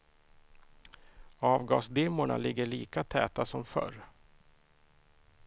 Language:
Swedish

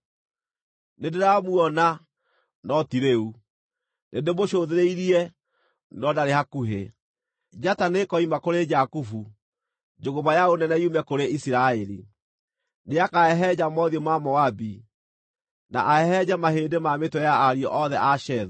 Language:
Kikuyu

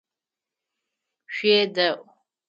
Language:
Adyghe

